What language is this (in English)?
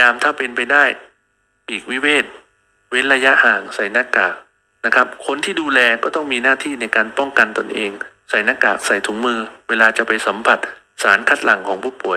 Thai